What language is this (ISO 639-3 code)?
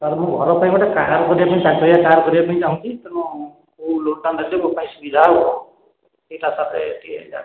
ori